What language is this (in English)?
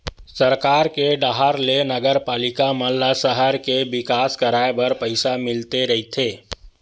Chhattisgarhi